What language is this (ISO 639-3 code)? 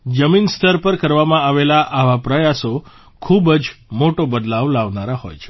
guj